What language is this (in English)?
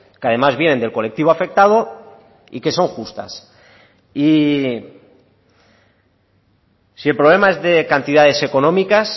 Spanish